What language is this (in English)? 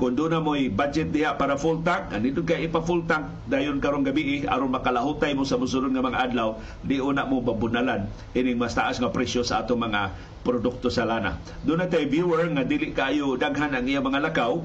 Filipino